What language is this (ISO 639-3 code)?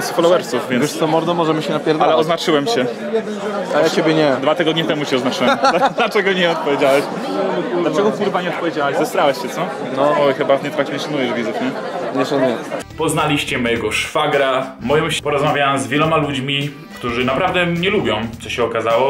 pol